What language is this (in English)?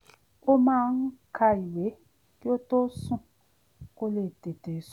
Yoruba